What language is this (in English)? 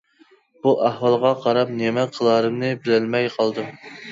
Uyghur